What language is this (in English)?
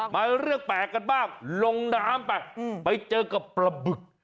Thai